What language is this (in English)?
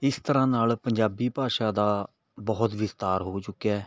Punjabi